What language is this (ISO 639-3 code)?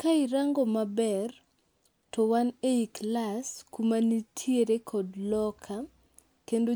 luo